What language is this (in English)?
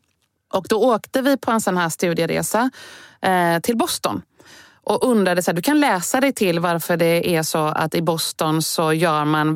Swedish